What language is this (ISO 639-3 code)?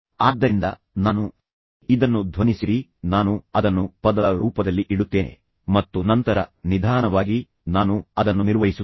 kan